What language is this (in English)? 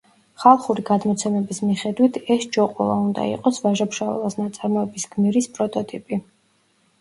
Georgian